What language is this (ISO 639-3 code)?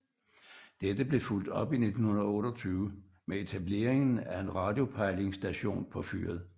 dan